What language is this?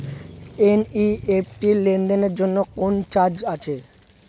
Bangla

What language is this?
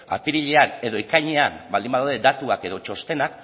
Basque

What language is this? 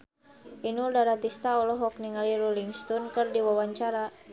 Sundanese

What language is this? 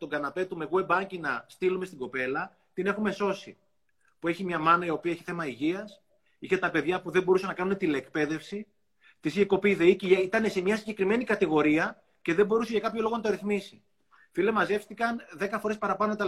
Greek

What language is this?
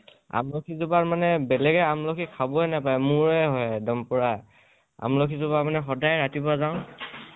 Assamese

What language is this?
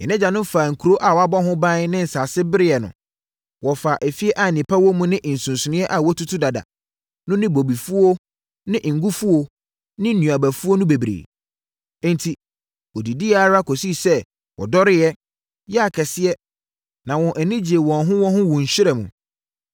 Akan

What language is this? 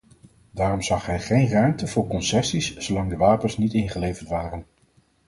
Dutch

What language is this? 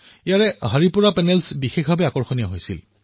Assamese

